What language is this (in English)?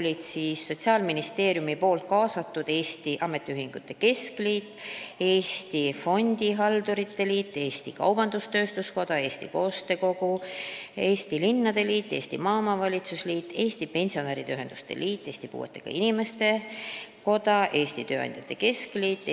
Estonian